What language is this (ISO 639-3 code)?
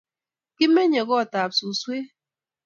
kln